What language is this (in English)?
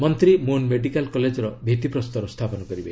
Odia